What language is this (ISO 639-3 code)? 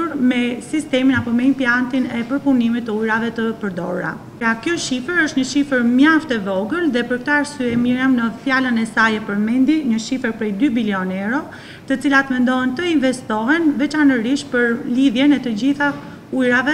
ita